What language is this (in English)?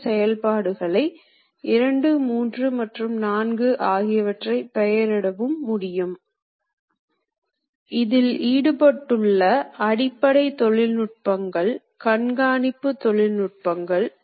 Tamil